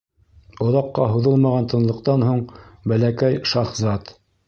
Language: Bashkir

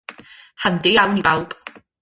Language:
Welsh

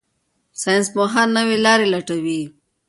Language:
Pashto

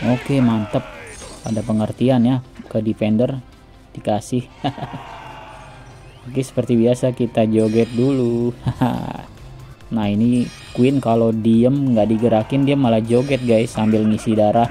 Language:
Indonesian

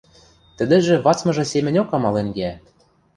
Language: Western Mari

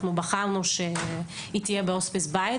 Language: Hebrew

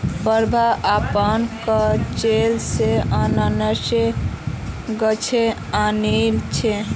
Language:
Magahi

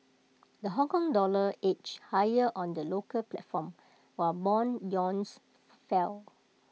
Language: English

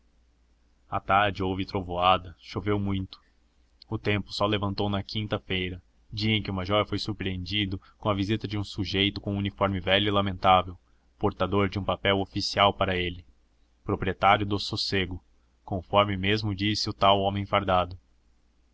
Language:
Portuguese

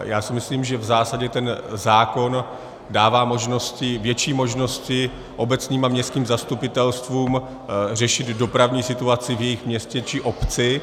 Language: Czech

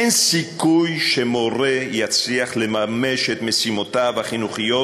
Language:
Hebrew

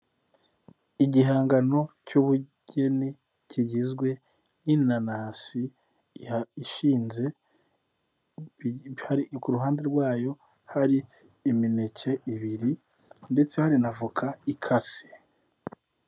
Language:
Kinyarwanda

